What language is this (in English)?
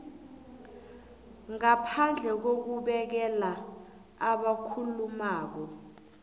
South Ndebele